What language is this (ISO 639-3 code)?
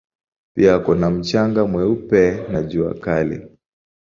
swa